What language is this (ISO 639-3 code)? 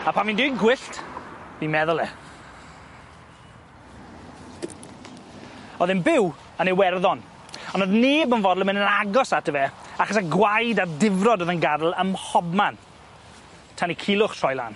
cym